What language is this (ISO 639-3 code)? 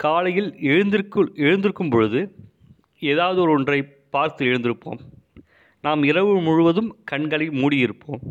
tam